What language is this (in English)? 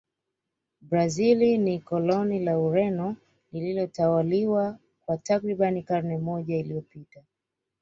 Swahili